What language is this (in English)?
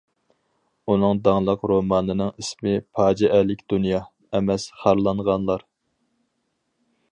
Uyghur